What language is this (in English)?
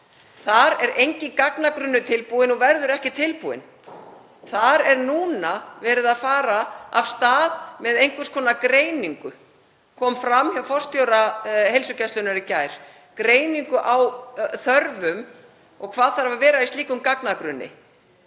Icelandic